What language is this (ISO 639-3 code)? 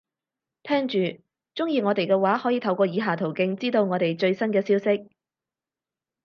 yue